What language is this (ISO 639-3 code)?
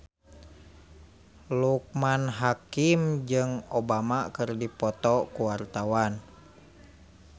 sun